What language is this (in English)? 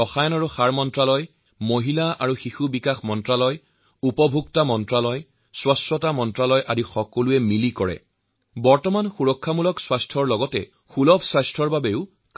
Assamese